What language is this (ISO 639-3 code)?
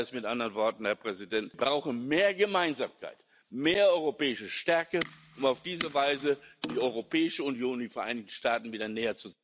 deu